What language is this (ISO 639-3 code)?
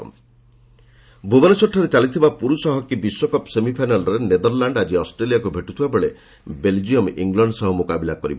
ori